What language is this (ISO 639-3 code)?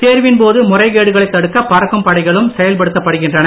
tam